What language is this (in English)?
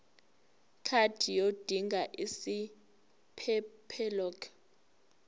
Zulu